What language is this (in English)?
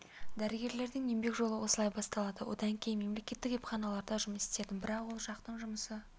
Kazakh